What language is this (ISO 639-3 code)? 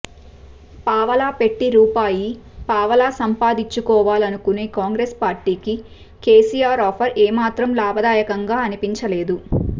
tel